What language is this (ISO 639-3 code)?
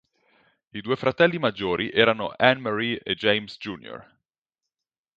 ita